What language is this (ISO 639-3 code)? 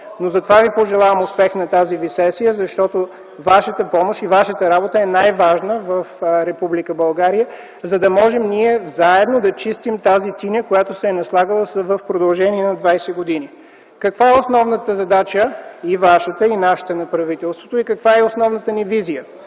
bul